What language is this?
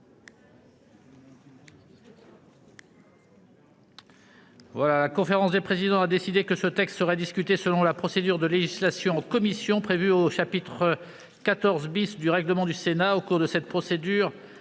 French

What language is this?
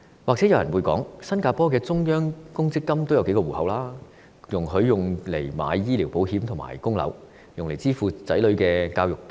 Cantonese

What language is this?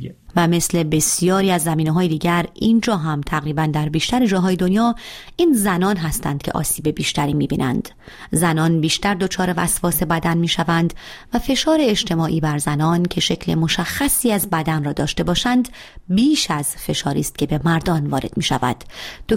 Persian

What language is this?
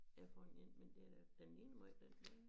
Danish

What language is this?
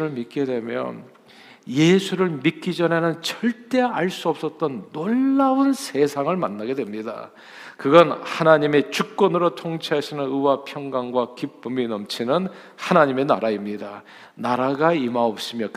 Korean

